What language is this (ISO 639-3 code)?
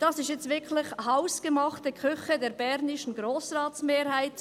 gsw